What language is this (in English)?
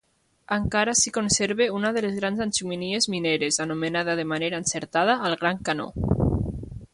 Catalan